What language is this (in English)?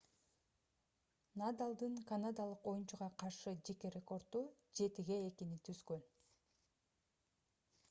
Kyrgyz